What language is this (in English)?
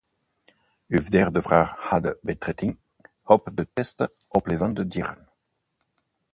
Dutch